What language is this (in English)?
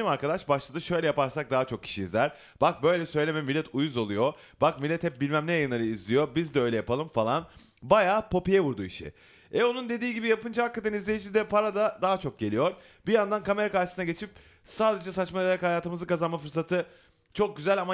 Turkish